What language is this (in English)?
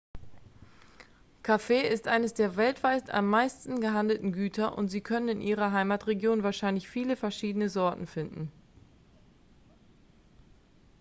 German